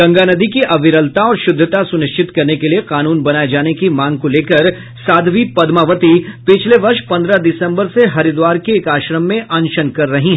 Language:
Hindi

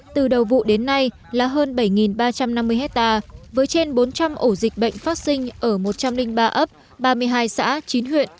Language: Vietnamese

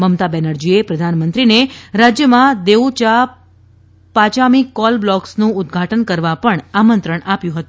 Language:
Gujarati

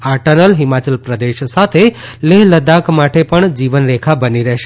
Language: Gujarati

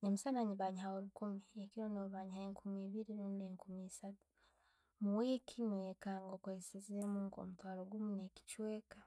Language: Tooro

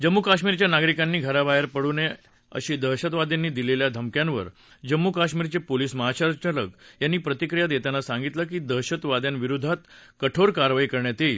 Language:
Marathi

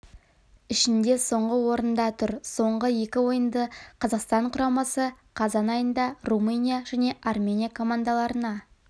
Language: Kazakh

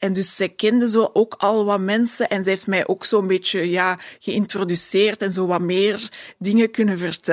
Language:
Dutch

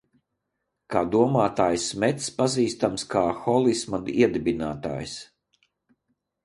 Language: Latvian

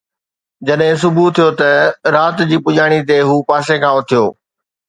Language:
Sindhi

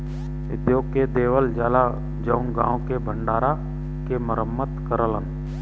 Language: Bhojpuri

